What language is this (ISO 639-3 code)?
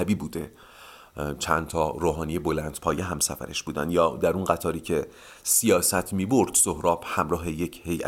fas